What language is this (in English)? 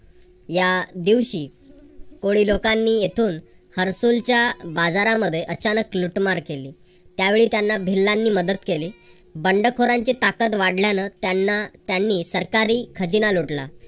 Marathi